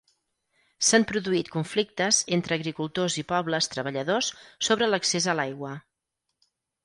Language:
Catalan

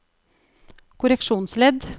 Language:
Norwegian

